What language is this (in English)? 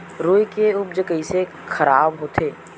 Chhattisgarhi